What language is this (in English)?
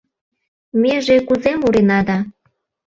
Mari